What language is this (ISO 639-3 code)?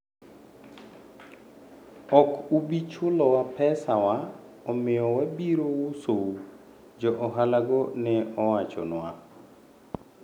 luo